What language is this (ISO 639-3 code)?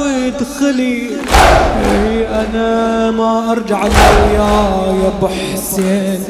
ara